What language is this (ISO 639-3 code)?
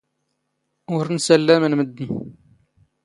zgh